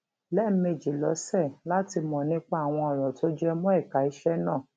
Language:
Yoruba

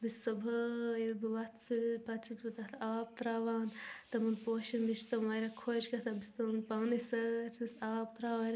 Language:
Kashmiri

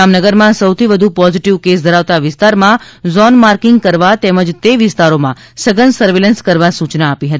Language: Gujarati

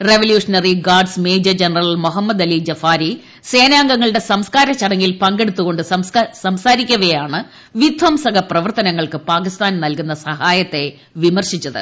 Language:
Malayalam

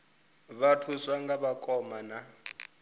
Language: Venda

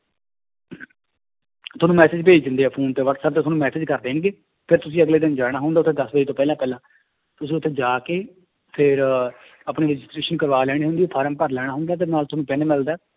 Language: Punjabi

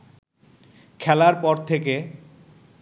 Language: Bangla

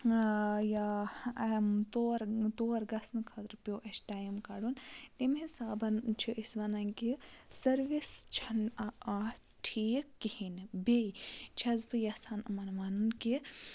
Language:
Kashmiri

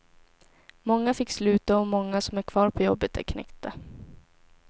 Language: Swedish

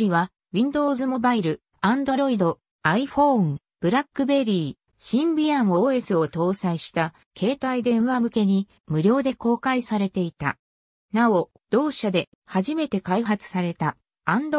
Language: Japanese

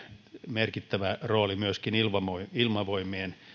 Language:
Finnish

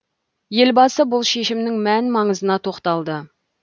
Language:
Kazakh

